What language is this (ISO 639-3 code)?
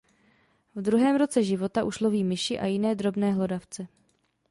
ces